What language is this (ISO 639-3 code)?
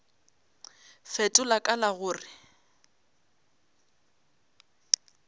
nso